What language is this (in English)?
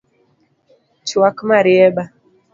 Luo (Kenya and Tanzania)